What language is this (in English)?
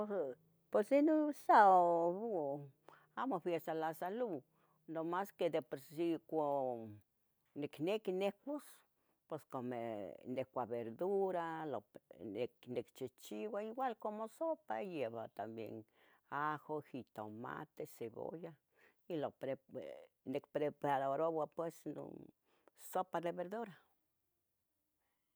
Tetelcingo Nahuatl